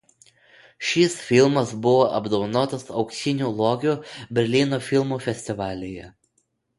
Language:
Lithuanian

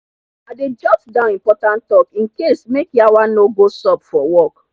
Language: Nigerian Pidgin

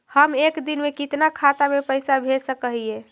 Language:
Magahi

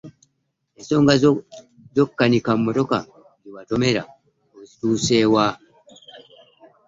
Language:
Ganda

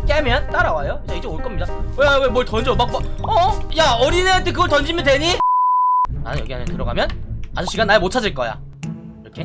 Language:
Korean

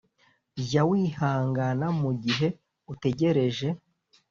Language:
Kinyarwanda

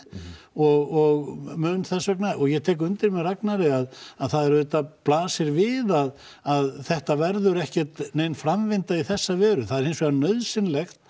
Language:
Icelandic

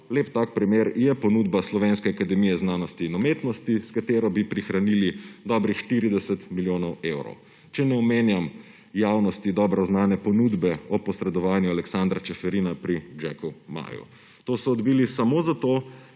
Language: Slovenian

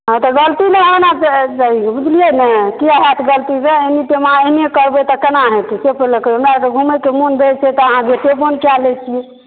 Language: Maithili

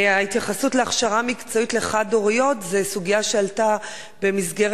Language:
Hebrew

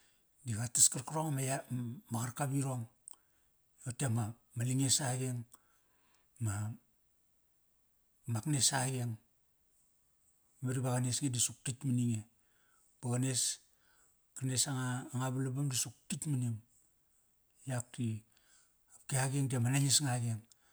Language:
Kairak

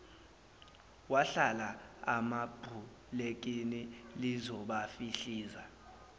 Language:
Zulu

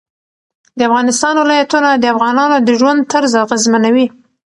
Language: Pashto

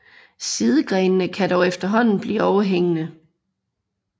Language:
Danish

